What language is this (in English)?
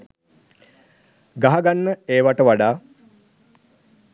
Sinhala